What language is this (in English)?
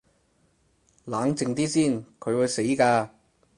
Cantonese